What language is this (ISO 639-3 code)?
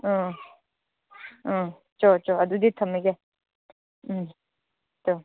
mni